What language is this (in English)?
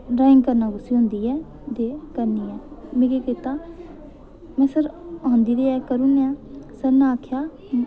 Dogri